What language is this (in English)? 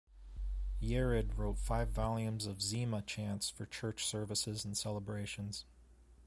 English